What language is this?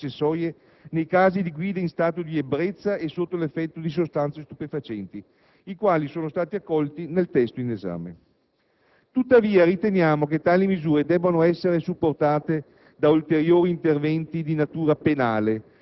Italian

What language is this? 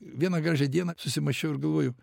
Lithuanian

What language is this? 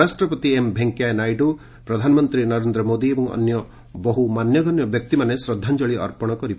Odia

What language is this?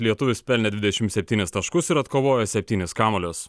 Lithuanian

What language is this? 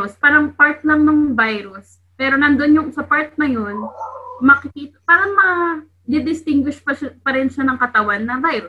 Filipino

